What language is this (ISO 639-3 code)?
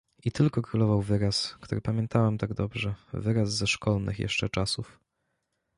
pol